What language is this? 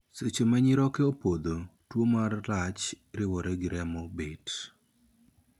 Luo (Kenya and Tanzania)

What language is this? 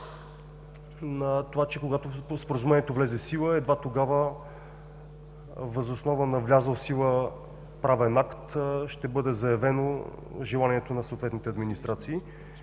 Bulgarian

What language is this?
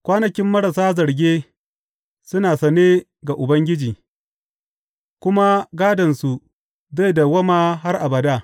Hausa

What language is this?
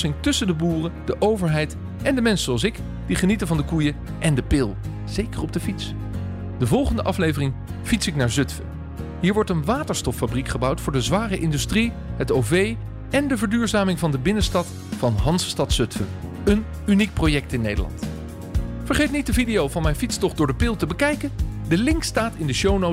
Dutch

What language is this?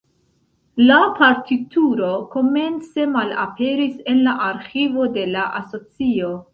Esperanto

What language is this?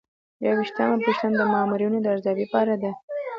Pashto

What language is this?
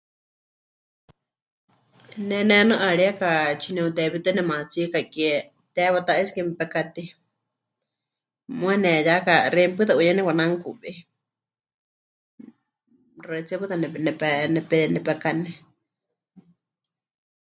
Huichol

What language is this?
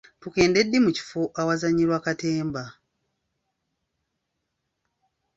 Ganda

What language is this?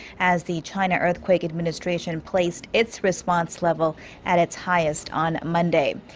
English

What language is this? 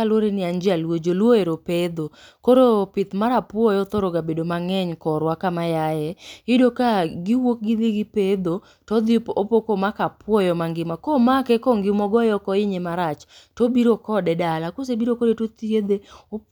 Luo (Kenya and Tanzania)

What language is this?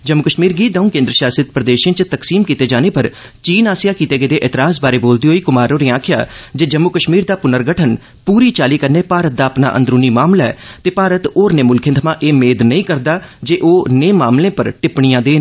Dogri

